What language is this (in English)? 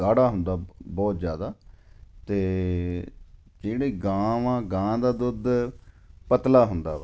Punjabi